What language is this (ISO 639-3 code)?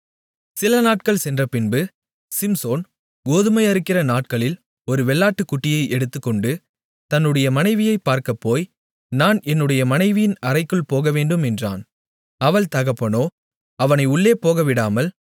tam